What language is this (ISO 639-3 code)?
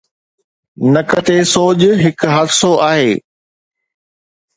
snd